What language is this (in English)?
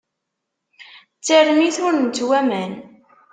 Kabyle